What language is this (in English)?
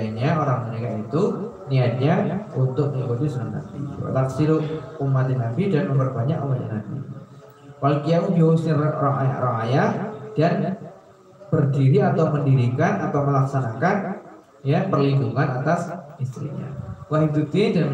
Indonesian